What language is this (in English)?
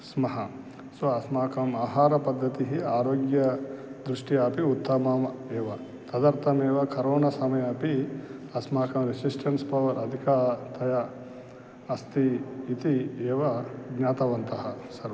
Sanskrit